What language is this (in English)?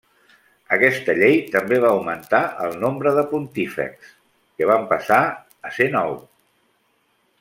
Catalan